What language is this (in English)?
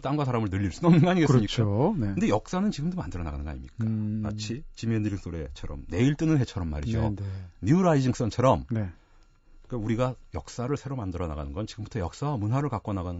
Korean